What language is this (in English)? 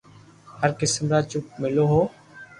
Loarki